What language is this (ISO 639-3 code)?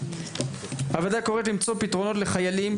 heb